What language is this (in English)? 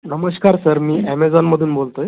Marathi